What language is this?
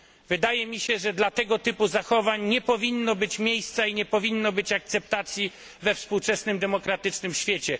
Polish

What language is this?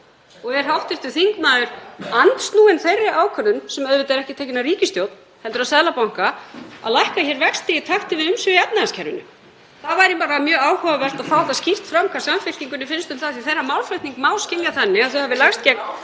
Icelandic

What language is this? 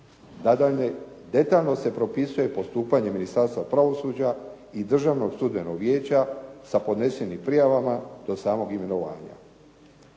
Croatian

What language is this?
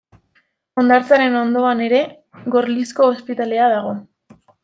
Basque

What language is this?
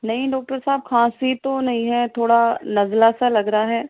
Urdu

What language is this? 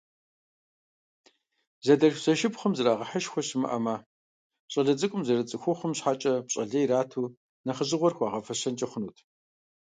Kabardian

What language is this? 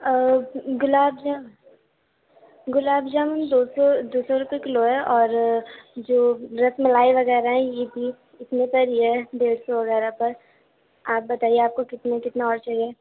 Urdu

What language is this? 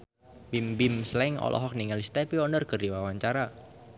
Sundanese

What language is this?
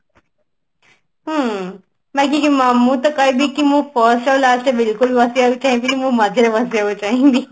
Odia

